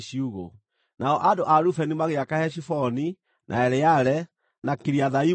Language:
Kikuyu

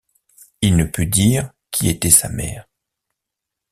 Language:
French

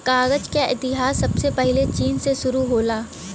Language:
Bhojpuri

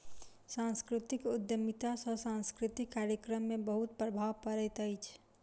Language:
Maithili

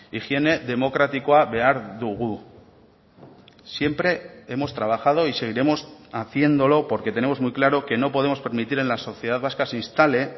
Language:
Spanish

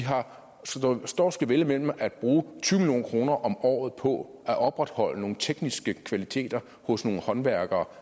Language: Danish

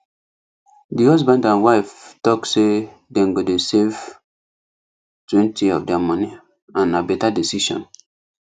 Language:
Nigerian Pidgin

